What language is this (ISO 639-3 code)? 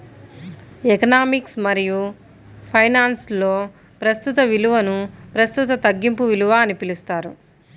tel